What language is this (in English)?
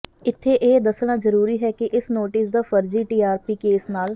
Punjabi